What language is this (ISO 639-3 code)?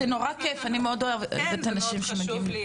heb